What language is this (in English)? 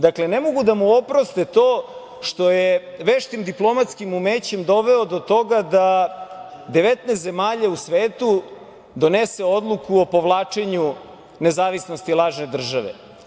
Serbian